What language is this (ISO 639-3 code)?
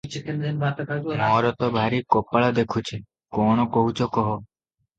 ori